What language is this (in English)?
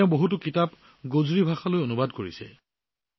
Assamese